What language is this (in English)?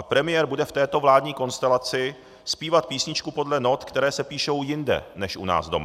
Czech